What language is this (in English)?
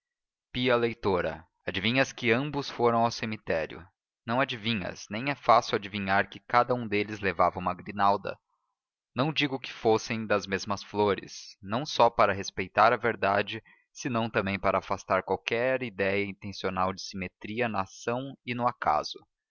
Portuguese